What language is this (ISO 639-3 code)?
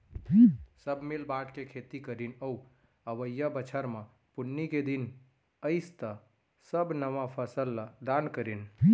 hne